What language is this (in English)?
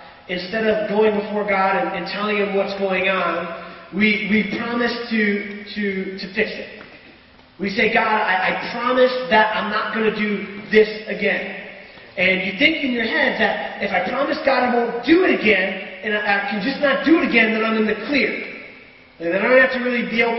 English